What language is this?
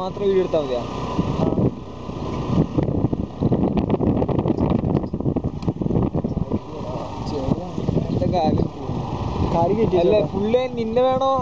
Malayalam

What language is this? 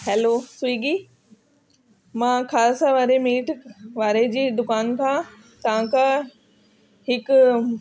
Sindhi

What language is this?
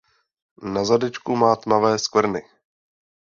Czech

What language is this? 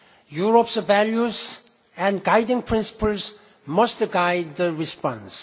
English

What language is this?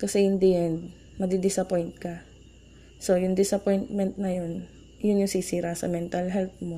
Filipino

